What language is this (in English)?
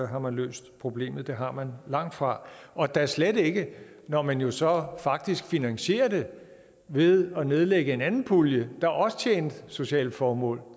Danish